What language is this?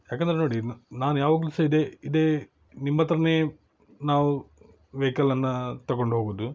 Kannada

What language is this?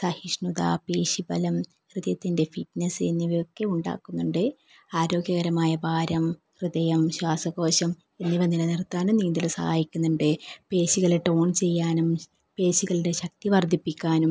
Malayalam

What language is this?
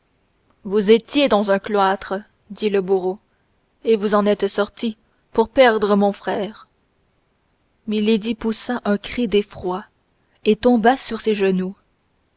French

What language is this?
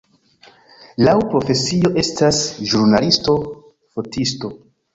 Esperanto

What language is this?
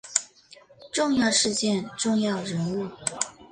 Chinese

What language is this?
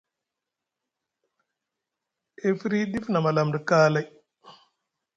Musgu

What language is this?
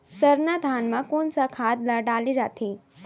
Chhattisgarhi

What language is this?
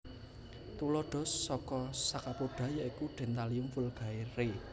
Javanese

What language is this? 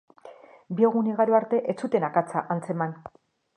Basque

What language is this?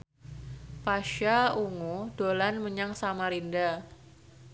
Javanese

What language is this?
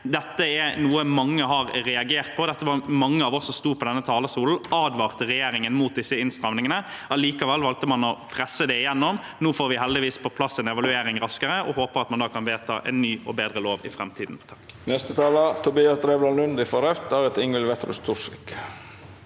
Norwegian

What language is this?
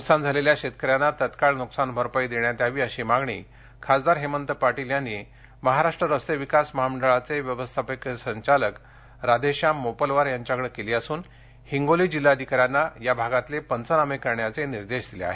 Marathi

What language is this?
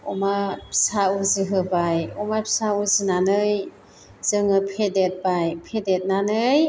Bodo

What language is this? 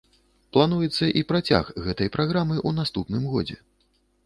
Belarusian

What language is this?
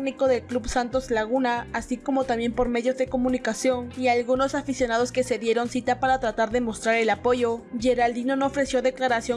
Spanish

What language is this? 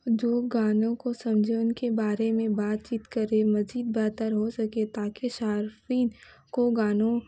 Urdu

